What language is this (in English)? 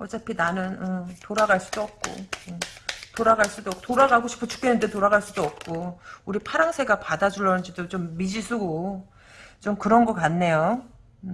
Korean